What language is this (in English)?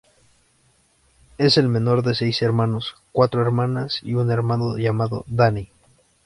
Spanish